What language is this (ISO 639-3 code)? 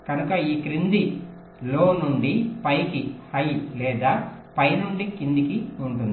tel